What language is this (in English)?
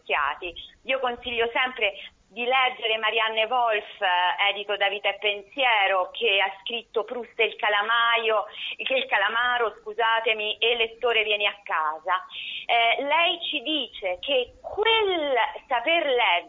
Italian